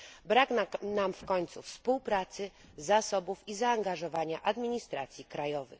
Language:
Polish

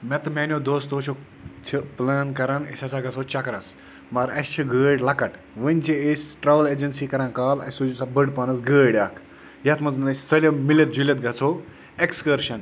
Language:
Kashmiri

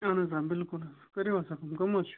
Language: Kashmiri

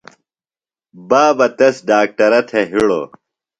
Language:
Phalura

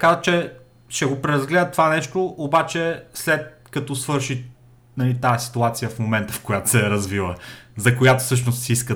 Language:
Bulgarian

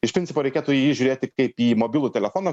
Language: Lithuanian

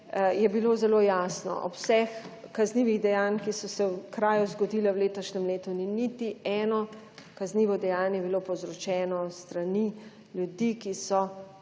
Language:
Slovenian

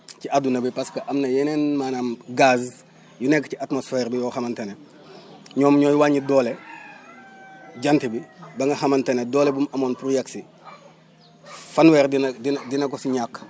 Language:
Wolof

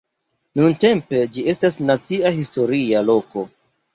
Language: Esperanto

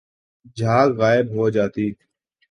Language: Urdu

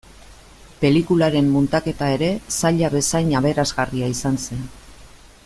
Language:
Basque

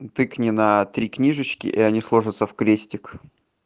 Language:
Russian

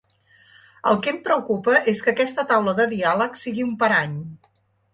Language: Catalan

